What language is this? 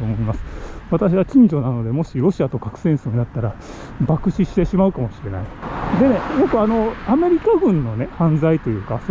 Japanese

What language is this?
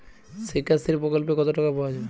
Bangla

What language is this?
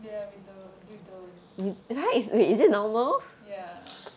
English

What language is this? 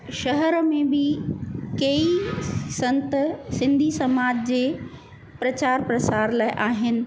Sindhi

